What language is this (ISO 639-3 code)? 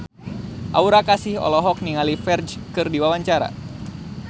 sun